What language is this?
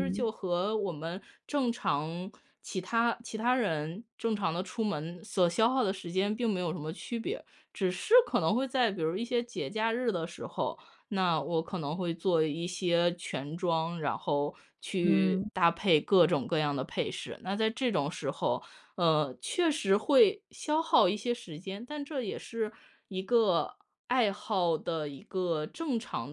Chinese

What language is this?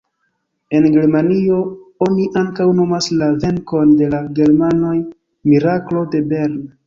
Esperanto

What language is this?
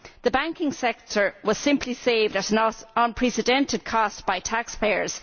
English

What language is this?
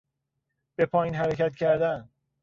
Persian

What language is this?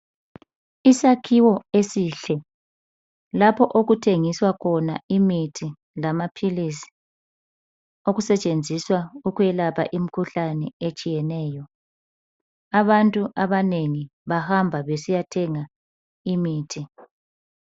North Ndebele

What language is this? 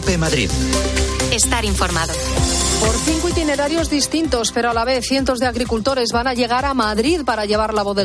Spanish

